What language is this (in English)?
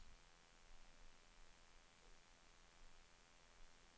Swedish